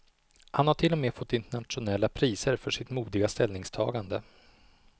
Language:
Swedish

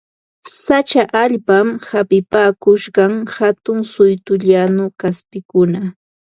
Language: Ambo-Pasco Quechua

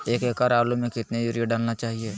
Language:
Magahi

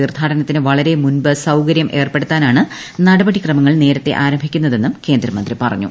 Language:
Malayalam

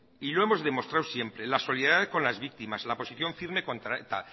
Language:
Spanish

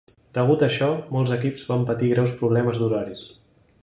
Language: Catalan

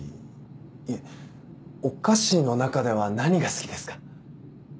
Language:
Japanese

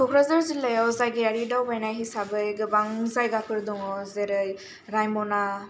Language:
Bodo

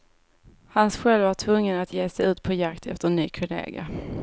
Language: Swedish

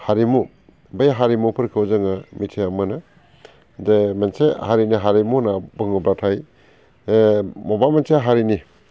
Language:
Bodo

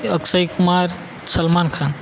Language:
Gujarati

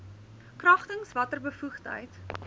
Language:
Afrikaans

